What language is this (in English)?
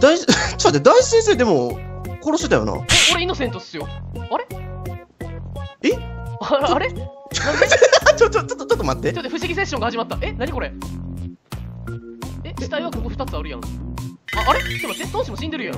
Japanese